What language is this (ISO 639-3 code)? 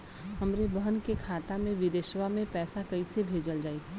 bho